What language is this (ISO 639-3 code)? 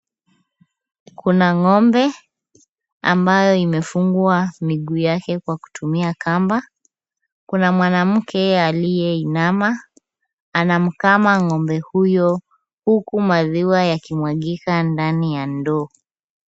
swa